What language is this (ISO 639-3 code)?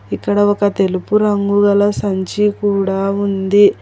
tel